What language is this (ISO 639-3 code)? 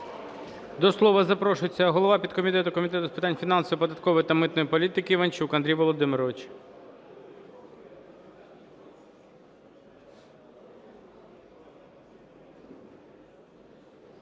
ukr